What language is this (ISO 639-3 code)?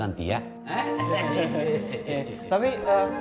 ind